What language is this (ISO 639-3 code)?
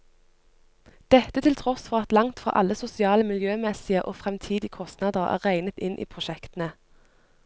nor